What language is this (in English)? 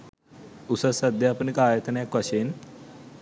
Sinhala